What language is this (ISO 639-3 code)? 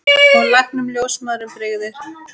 isl